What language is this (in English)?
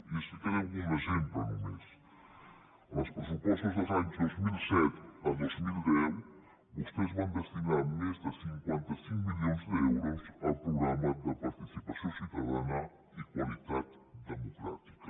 Catalan